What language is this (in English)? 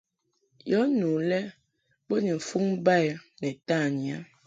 Mungaka